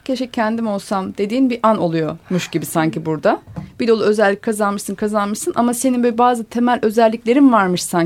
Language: Turkish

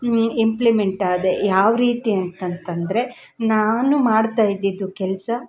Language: Kannada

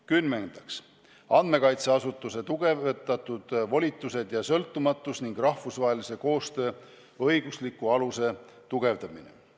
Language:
Estonian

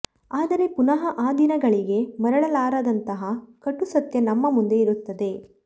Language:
Kannada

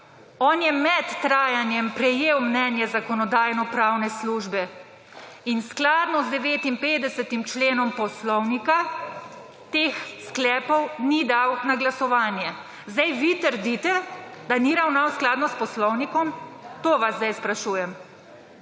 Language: Slovenian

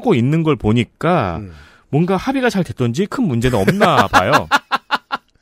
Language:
Korean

